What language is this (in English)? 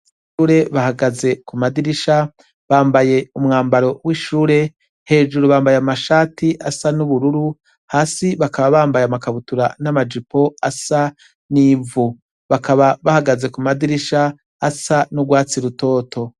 Rundi